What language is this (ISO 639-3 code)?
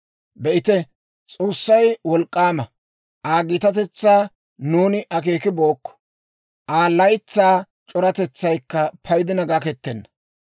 dwr